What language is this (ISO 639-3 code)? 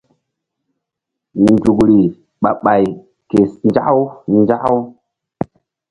mdd